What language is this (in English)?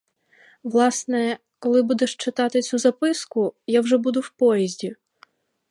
Ukrainian